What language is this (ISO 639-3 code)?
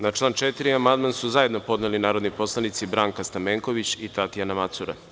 srp